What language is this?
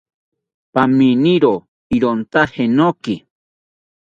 South Ucayali Ashéninka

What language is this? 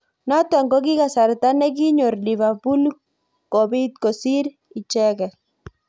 Kalenjin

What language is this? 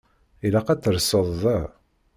Kabyle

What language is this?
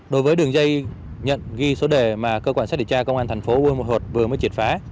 Vietnamese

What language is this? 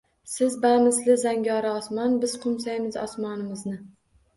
Uzbek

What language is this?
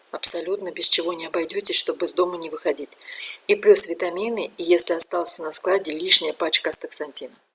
Russian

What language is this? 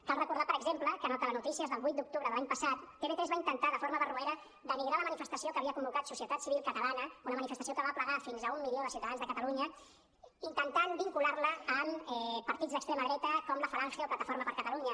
Catalan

